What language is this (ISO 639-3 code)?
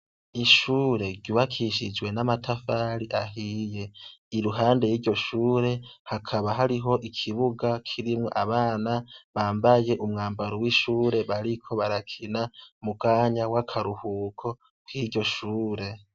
run